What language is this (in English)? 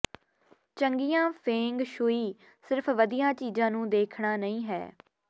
Punjabi